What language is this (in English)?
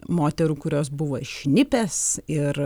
Lithuanian